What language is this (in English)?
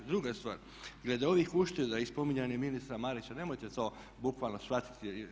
Croatian